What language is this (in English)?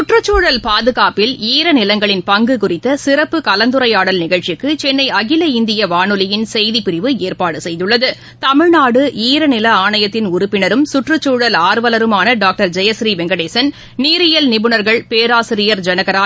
Tamil